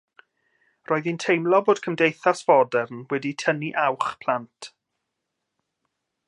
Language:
Welsh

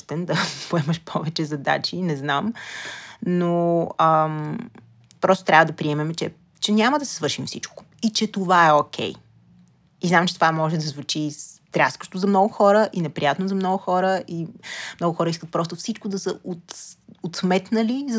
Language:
Bulgarian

